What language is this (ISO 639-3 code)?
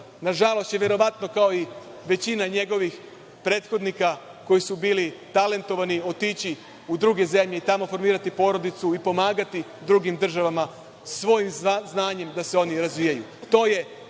srp